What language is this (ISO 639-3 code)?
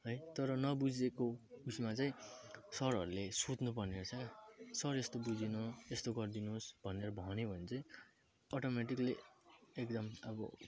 nep